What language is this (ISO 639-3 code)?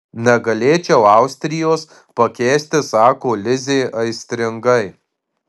lit